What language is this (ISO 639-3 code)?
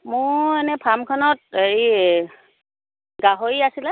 asm